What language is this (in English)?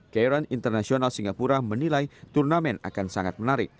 Indonesian